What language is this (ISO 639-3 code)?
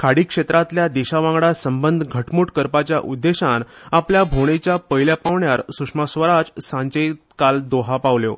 kok